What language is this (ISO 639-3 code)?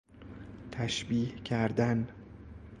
fas